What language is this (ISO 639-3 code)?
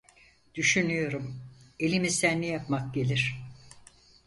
tur